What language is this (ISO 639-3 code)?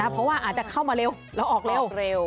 tha